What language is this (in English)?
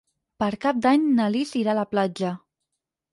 Catalan